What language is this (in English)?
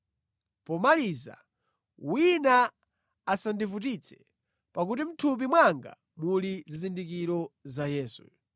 Nyanja